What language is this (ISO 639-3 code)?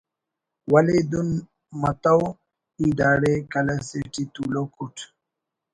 brh